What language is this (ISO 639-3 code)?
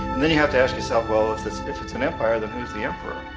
eng